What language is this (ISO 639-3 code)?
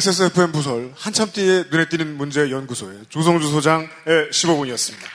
kor